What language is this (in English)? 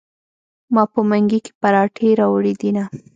Pashto